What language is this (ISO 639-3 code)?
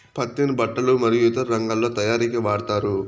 tel